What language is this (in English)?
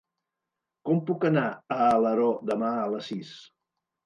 Catalan